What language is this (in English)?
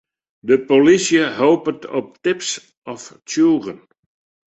Western Frisian